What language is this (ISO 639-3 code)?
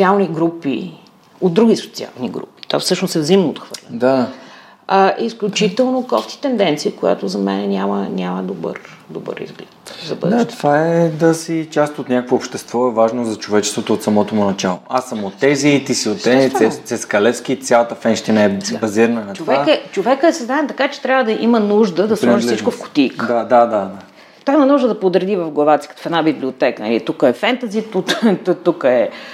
bul